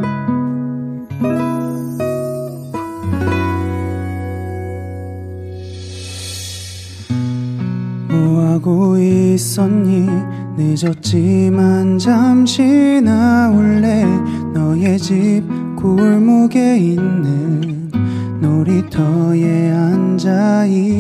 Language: Korean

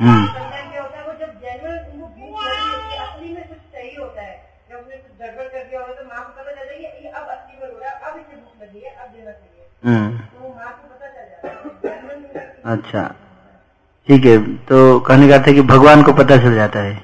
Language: Hindi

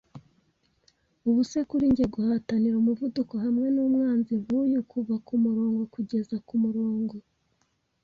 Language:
Kinyarwanda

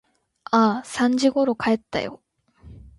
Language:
Japanese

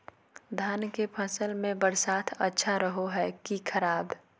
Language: Magahi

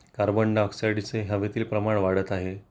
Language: Marathi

